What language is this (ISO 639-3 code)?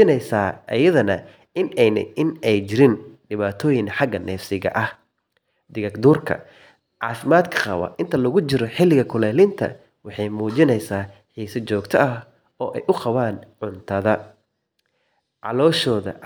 som